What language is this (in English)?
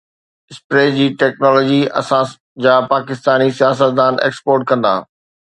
Sindhi